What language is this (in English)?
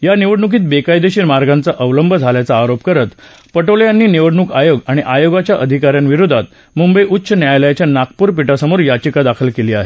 Marathi